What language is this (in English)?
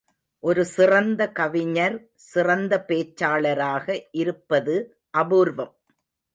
Tamil